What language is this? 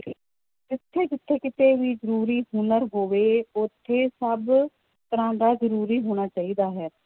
Punjabi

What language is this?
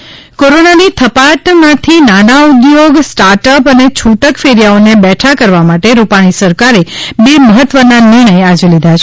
Gujarati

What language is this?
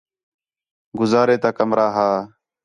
Khetrani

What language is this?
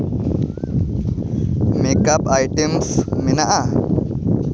Santali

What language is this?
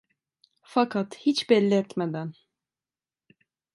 Turkish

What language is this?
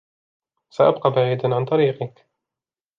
Arabic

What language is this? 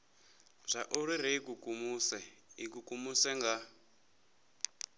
Venda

